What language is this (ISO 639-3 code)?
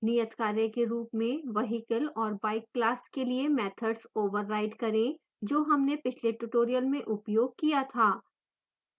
hin